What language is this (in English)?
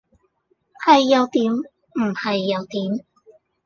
Cantonese